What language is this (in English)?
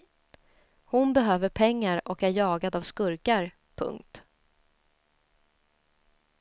Swedish